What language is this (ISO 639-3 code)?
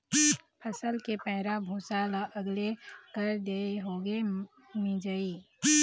hne